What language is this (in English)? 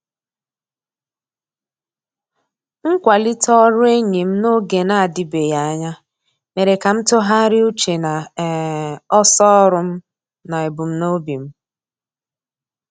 Igbo